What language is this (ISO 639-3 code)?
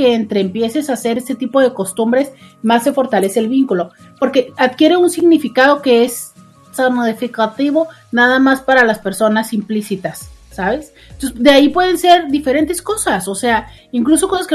spa